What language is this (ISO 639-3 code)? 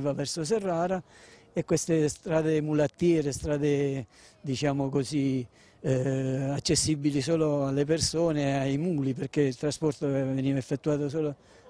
ita